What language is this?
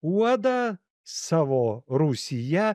Lithuanian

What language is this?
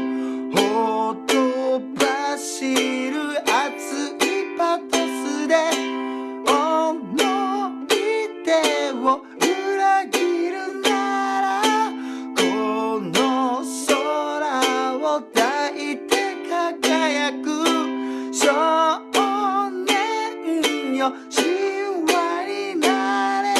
Japanese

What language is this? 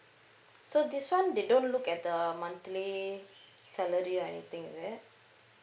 English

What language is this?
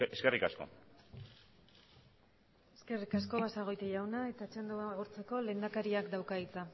Basque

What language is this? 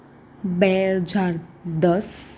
Gujarati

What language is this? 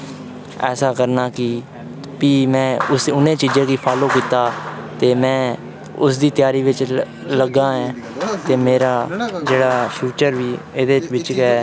Dogri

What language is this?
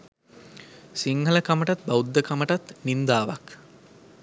Sinhala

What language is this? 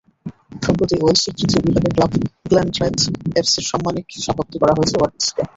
Bangla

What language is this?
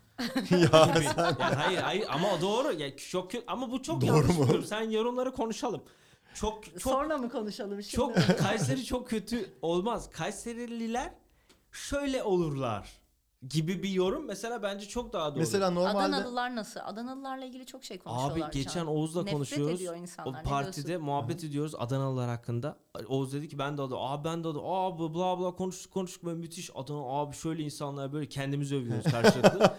Turkish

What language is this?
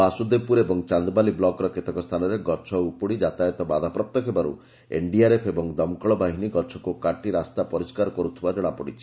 Odia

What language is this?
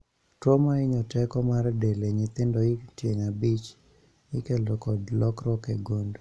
Luo (Kenya and Tanzania)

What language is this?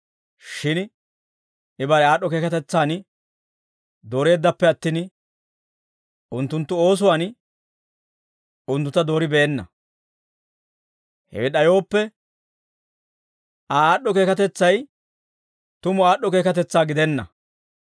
Dawro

